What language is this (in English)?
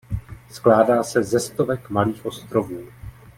Czech